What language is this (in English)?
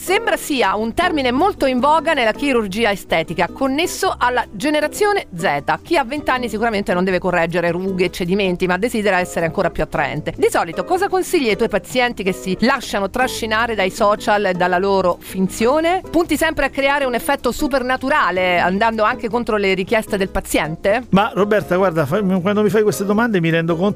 Italian